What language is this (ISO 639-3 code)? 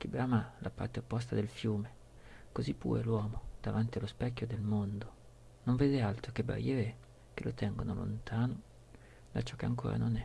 ita